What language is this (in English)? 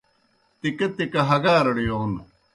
Kohistani Shina